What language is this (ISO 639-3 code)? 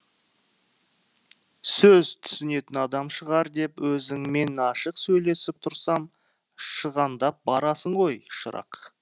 kaz